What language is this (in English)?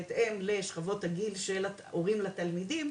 Hebrew